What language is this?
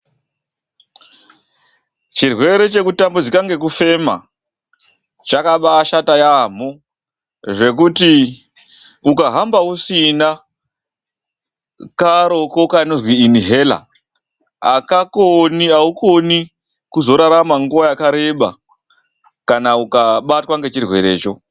Ndau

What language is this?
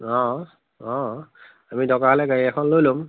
Assamese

